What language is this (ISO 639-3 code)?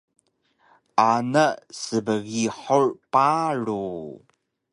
trv